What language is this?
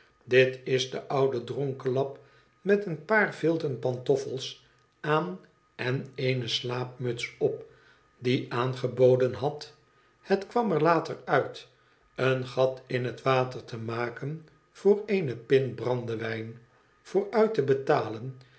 Dutch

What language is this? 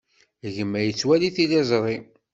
Kabyle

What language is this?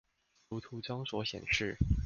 Chinese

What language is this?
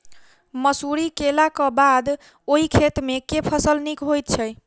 Maithili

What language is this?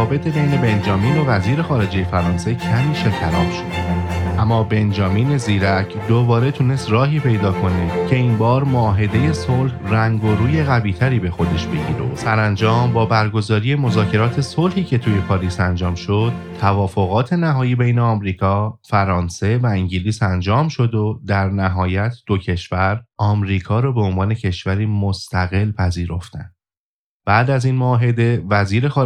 Persian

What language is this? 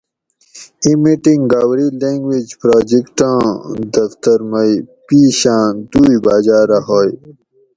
Gawri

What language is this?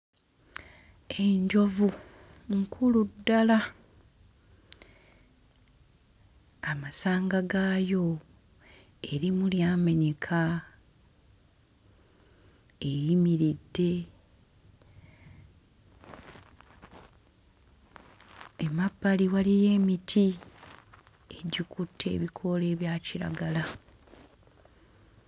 Ganda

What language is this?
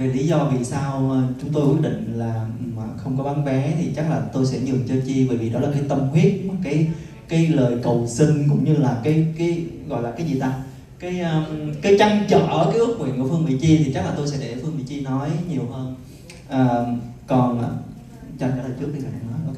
Vietnamese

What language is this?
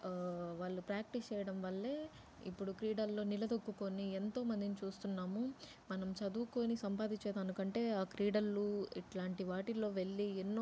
Telugu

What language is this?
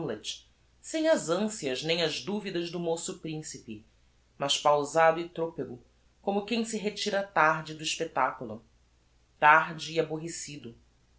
Portuguese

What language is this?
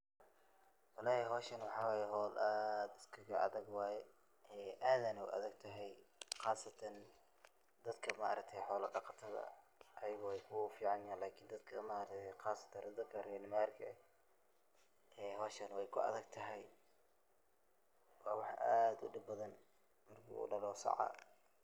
Somali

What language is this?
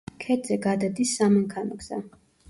Georgian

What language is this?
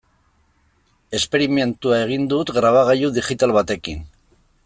Basque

